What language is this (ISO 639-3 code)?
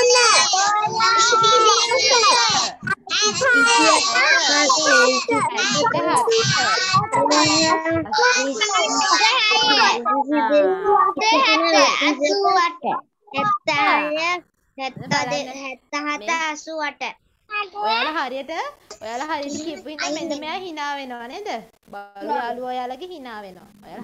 tha